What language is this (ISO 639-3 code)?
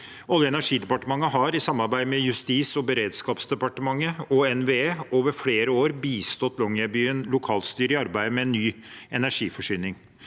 nor